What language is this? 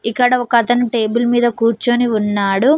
Telugu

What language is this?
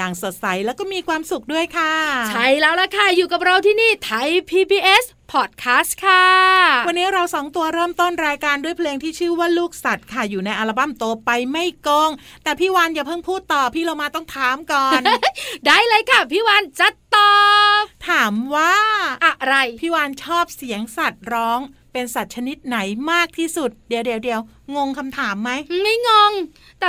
Thai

